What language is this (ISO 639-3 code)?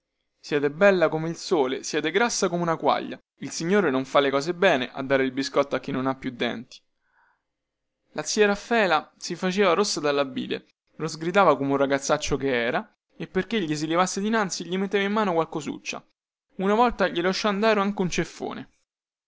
ita